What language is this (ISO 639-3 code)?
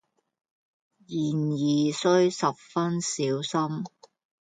yue